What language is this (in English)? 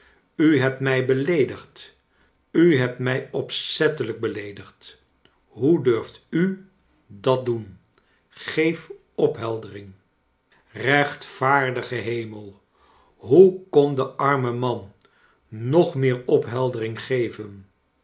Dutch